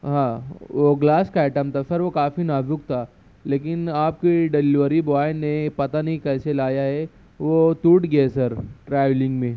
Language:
Urdu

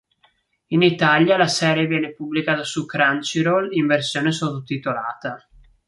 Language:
Italian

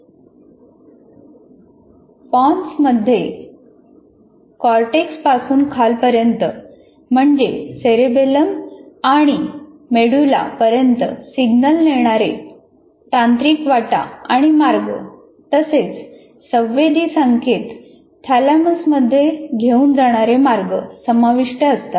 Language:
Marathi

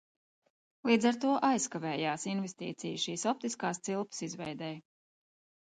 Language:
Latvian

